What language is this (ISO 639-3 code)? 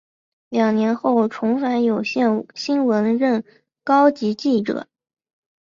zho